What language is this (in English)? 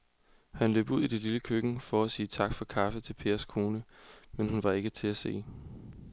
Danish